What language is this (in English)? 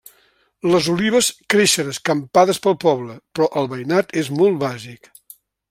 Catalan